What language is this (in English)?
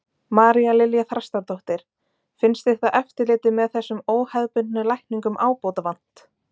Icelandic